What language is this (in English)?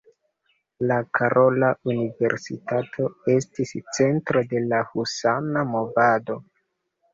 Esperanto